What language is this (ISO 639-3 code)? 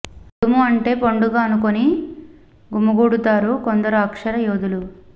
tel